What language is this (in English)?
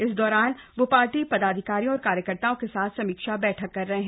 Hindi